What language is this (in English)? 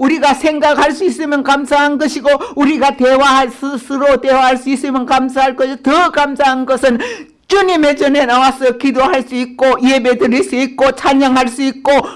Korean